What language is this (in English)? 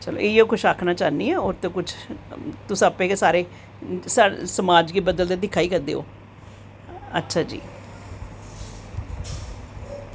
Dogri